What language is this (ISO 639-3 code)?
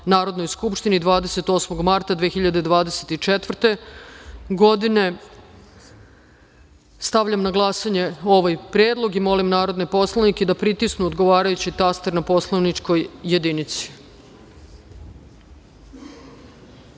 srp